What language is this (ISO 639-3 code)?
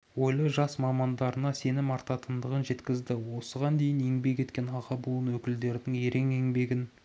kaz